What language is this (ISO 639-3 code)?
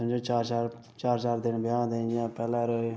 doi